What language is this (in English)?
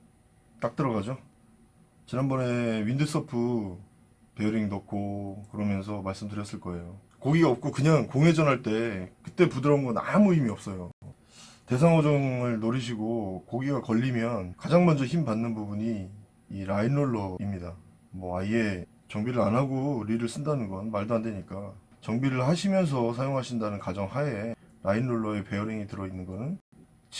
Korean